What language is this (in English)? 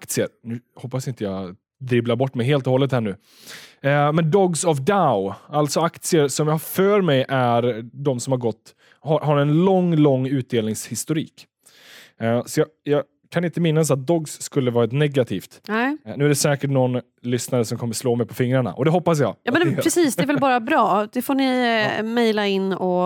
Swedish